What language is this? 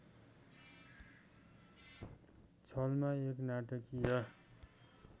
Nepali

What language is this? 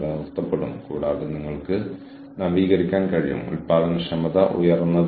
Malayalam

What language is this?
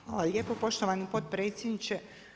Croatian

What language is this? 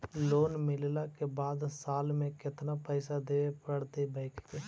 Magahi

